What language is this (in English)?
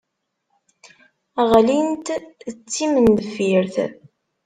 Kabyle